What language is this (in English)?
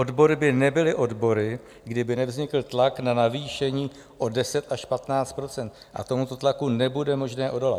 Czech